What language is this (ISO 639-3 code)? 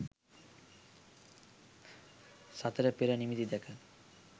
sin